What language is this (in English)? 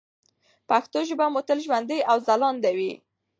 Pashto